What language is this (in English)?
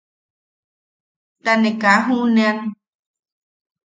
Yaqui